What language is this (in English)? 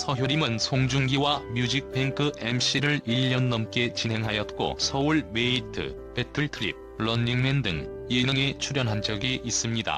Korean